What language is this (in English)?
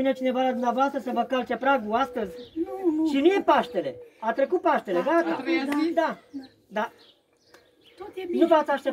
Romanian